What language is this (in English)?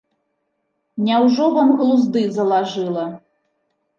Belarusian